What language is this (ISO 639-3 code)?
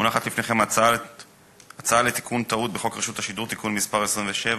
heb